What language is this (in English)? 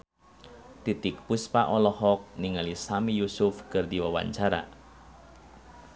Sundanese